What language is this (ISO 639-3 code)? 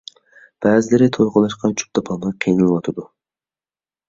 uig